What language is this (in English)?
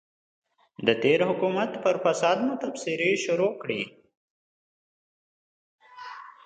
Pashto